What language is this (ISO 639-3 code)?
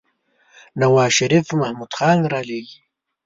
pus